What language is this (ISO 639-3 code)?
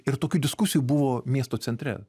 lit